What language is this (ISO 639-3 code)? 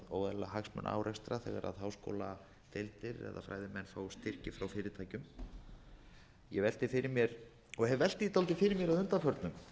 isl